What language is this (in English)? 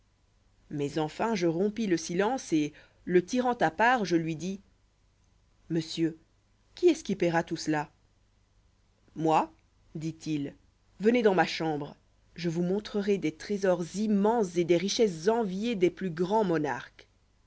French